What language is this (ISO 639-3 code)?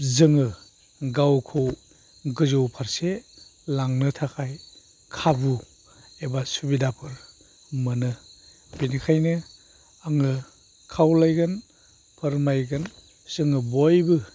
brx